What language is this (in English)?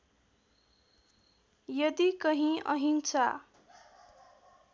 Nepali